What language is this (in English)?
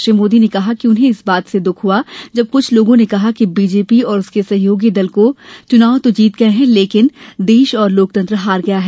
Hindi